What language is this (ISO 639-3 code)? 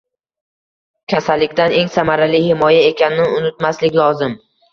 uzb